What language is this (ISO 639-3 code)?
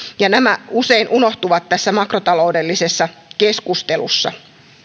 fin